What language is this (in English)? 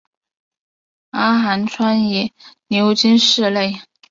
Chinese